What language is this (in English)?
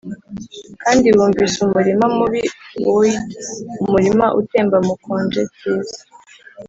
Kinyarwanda